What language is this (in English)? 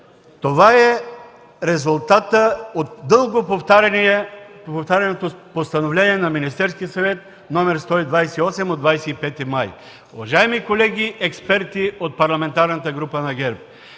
Bulgarian